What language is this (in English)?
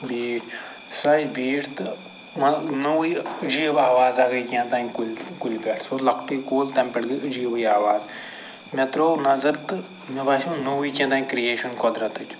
Kashmiri